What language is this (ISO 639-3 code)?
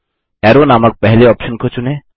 hin